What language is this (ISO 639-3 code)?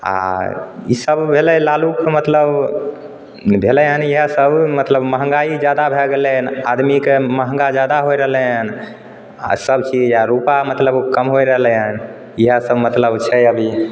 mai